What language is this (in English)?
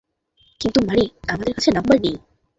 Bangla